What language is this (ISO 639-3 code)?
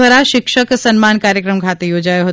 guj